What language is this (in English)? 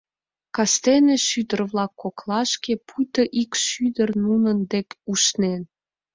Mari